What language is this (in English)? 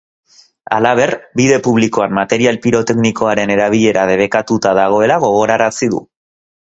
Basque